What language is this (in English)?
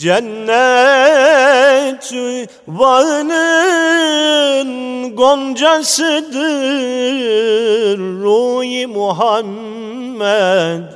Turkish